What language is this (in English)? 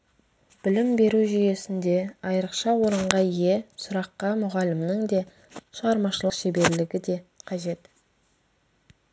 Kazakh